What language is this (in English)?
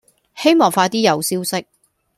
Cantonese